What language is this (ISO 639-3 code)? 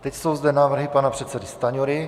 ces